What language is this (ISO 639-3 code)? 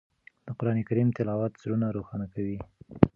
pus